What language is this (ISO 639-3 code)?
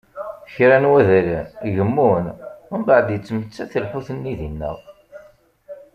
kab